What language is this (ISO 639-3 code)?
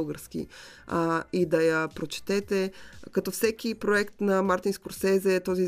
bul